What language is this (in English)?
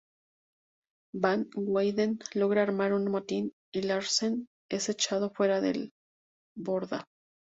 Spanish